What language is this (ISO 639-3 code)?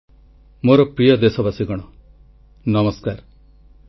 ori